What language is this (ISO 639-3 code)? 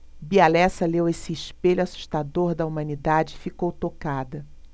por